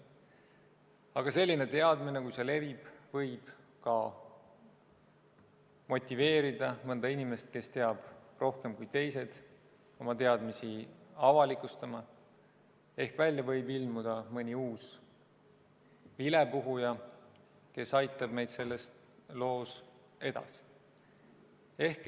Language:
Estonian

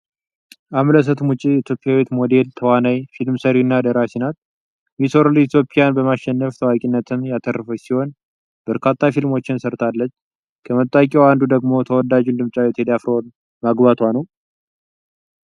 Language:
Amharic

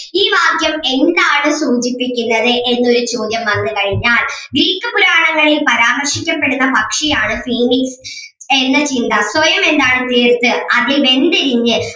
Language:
Malayalam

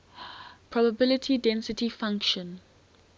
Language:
English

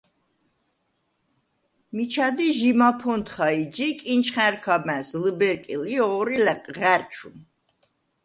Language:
Svan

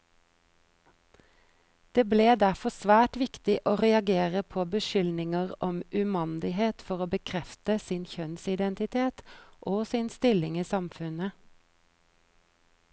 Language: Norwegian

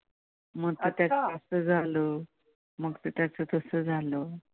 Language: Marathi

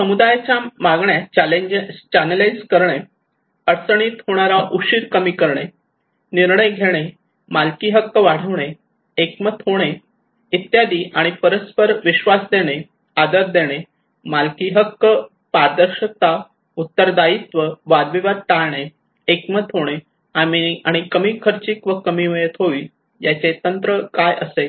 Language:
Marathi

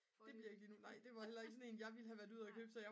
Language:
Danish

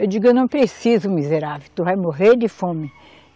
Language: Portuguese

